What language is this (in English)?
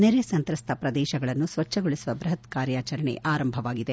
Kannada